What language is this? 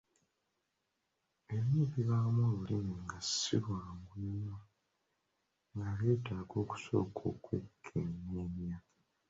Ganda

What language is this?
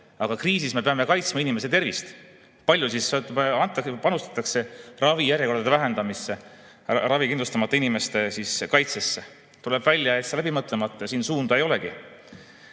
Estonian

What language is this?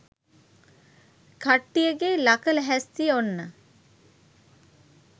Sinhala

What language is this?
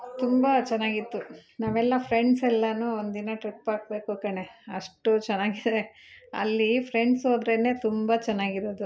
Kannada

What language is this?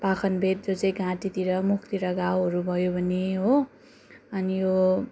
Nepali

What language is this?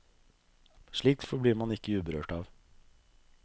Norwegian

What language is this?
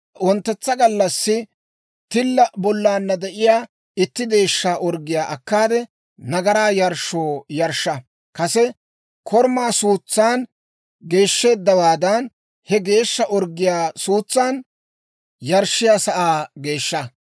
Dawro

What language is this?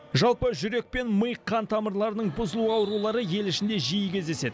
Kazakh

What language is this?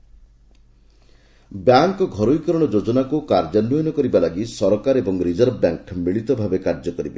Odia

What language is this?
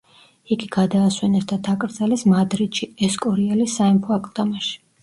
Georgian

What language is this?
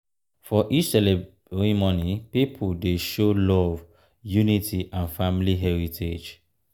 Nigerian Pidgin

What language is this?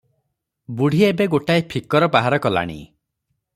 Odia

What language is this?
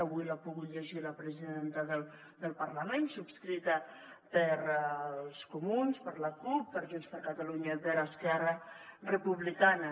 Catalan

